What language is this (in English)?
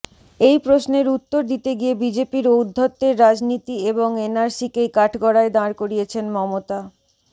Bangla